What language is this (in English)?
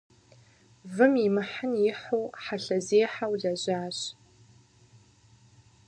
Kabardian